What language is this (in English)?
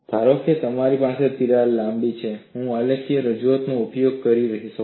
Gujarati